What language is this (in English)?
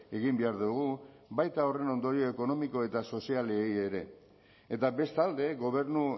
Basque